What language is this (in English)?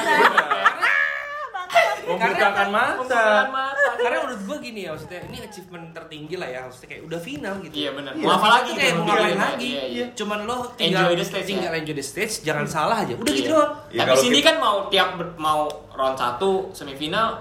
Indonesian